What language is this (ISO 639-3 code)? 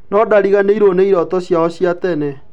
kik